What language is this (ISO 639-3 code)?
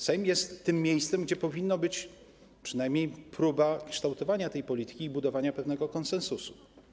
pol